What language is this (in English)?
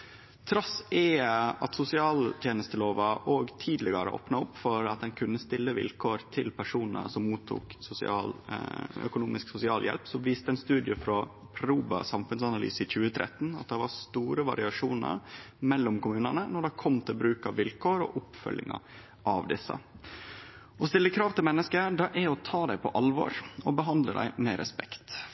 Norwegian Nynorsk